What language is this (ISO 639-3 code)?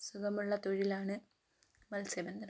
mal